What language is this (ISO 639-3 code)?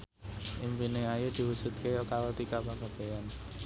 jav